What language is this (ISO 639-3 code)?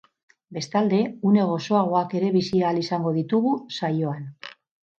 eus